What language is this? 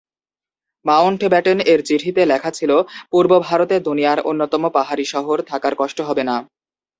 Bangla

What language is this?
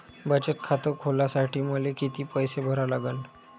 Marathi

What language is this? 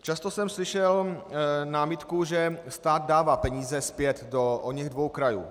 Czech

